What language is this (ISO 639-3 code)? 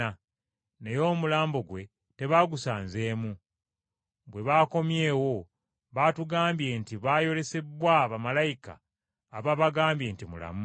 lug